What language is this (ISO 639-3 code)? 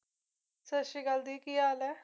pan